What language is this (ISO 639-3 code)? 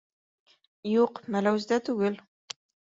bak